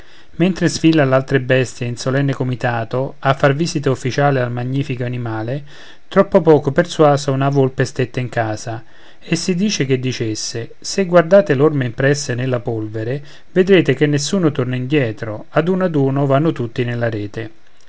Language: Italian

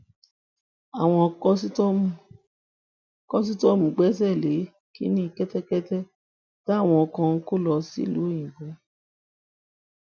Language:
Yoruba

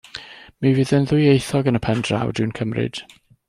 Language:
Welsh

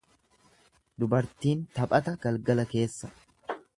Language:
Oromo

